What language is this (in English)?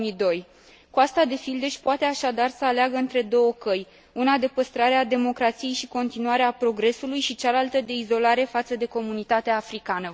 Romanian